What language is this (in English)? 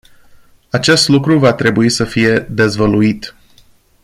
Romanian